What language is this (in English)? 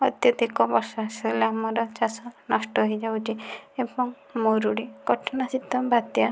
Odia